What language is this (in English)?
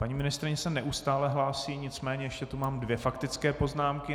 Czech